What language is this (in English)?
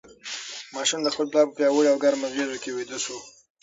Pashto